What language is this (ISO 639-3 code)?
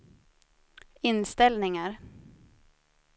swe